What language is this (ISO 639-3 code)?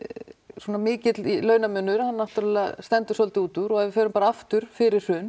isl